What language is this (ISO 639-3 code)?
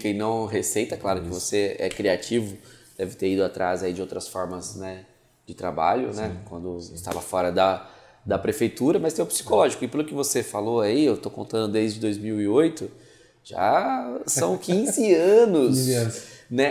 por